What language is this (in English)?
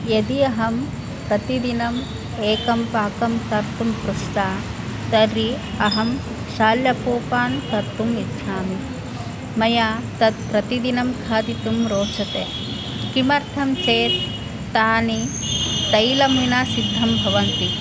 Sanskrit